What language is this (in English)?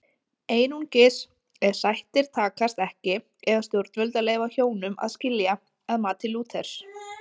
Icelandic